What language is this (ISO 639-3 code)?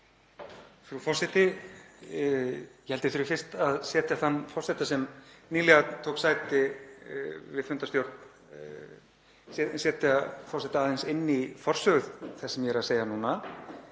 isl